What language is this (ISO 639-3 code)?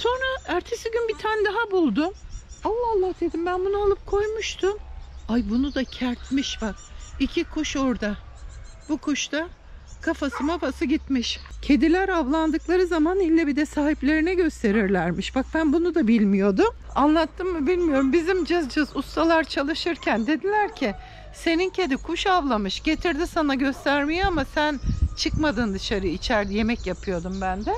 tur